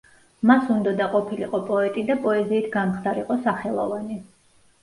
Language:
Georgian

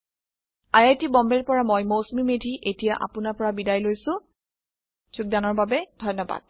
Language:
Assamese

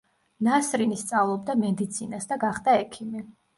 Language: Georgian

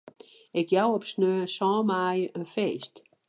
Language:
Western Frisian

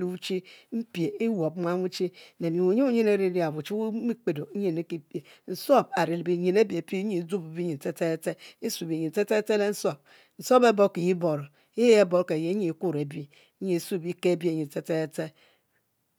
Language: Mbe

